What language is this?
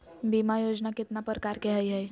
Magahi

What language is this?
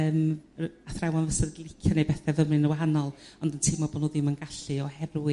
Welsh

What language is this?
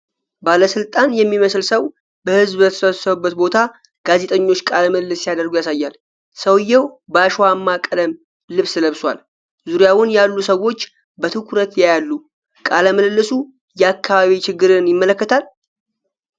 Amharic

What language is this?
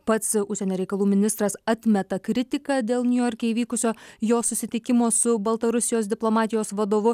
Lithuanian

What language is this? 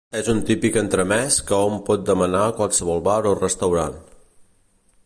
Catalan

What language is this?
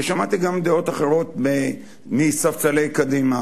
Hebrew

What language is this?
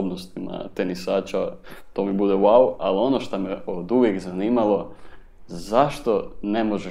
Croatian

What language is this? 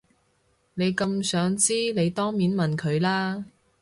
Cantonese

